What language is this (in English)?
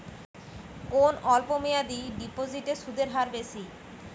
Bangla